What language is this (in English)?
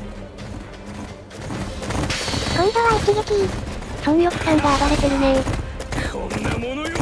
Japanese